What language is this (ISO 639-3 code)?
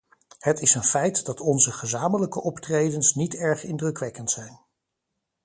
nld